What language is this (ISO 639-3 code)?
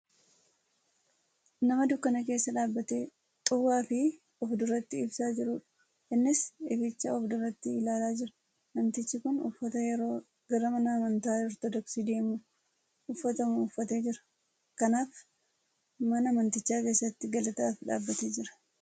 orm